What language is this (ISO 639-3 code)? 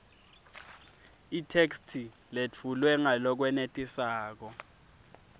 ssw